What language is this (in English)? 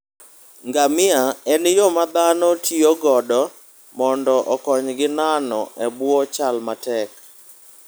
Luo (Kenya and Tanzania)